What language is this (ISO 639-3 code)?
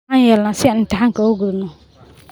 som